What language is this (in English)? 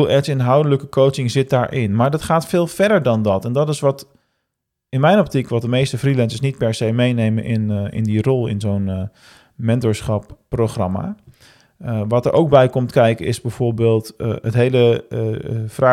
Dutch